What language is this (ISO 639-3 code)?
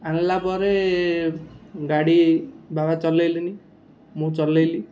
ori